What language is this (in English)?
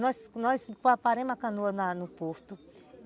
Portuguese